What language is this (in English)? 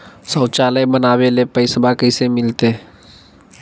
Magahi